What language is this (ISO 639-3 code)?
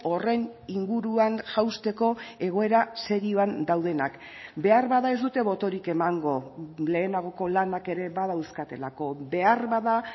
eus